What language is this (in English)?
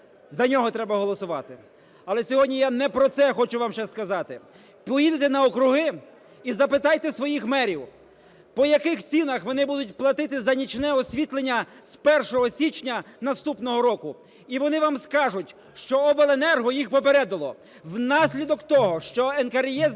Ukrainian